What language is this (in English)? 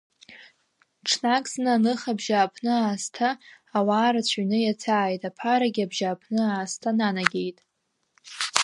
Abkhazian